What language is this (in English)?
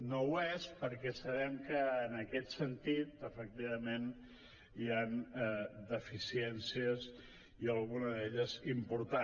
Catalan